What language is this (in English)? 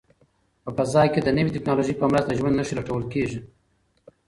Pashto